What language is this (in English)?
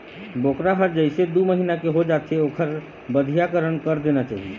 Chhattisgarhi